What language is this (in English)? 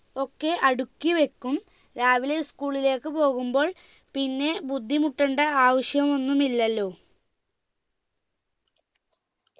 Malayalam